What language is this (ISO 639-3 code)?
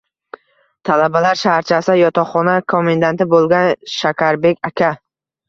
uzb